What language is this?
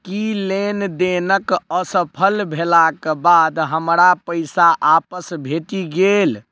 Maithili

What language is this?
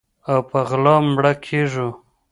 Pashto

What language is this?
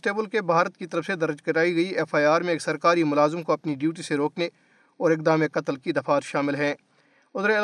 Urdu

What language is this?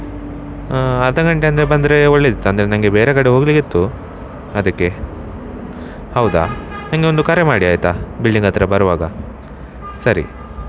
Kannada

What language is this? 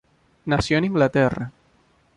Spanish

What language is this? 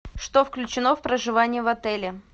Russian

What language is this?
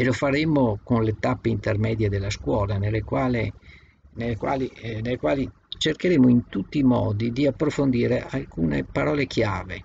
Italian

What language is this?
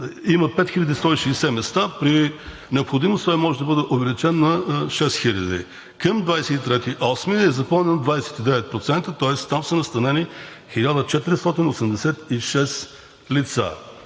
Bulgarian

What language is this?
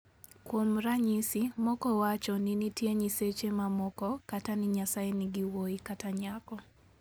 Luo (Kenya and Tanzania)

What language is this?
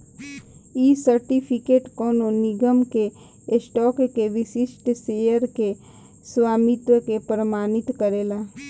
Bhojpuri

